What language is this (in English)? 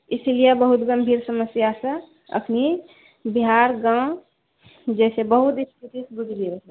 Maithili